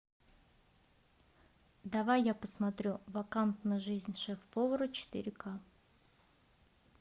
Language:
Russian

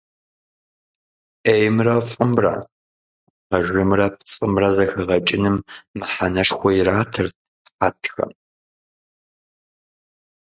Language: Kabardian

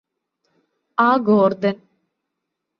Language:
Malayalam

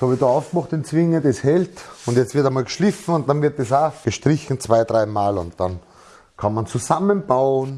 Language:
German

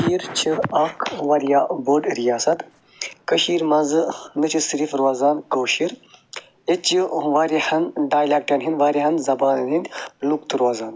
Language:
Kashmiri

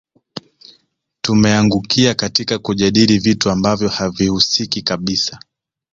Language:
Swahili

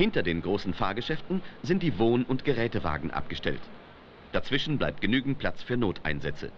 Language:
German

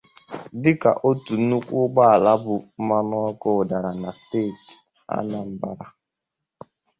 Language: Igbo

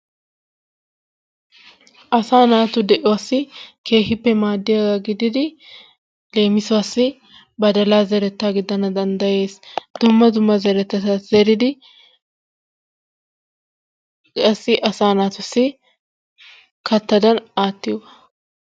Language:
Wolaytta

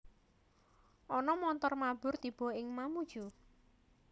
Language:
Javanese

